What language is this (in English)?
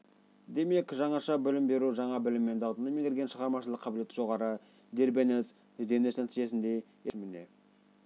Kazakh